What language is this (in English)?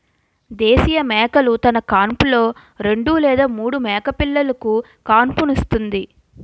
Telugu